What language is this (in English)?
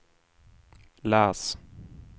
Swedish